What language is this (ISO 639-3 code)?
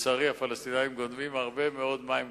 heb